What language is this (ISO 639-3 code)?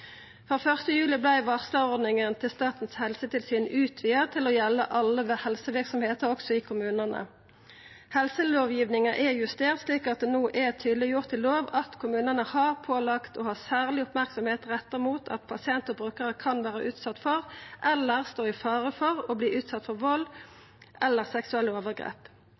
nno